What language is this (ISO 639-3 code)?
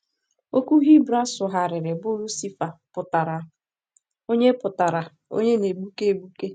ibo